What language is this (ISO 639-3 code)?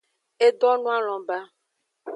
ajg